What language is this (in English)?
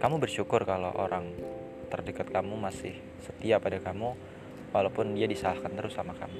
Indonesian